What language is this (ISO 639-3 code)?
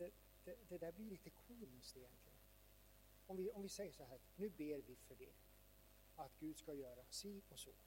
swe